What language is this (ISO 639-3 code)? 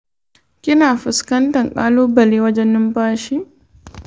hau